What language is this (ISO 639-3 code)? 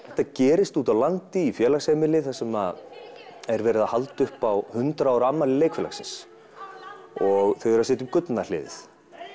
isl